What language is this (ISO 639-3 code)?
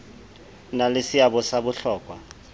sot